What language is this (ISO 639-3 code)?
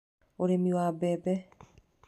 kik